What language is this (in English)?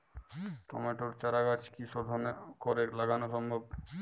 Bangla